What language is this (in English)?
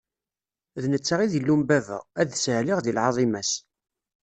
Kabyle